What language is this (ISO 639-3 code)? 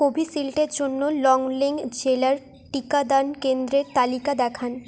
ben